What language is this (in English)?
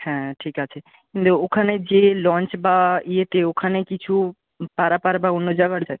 Bangla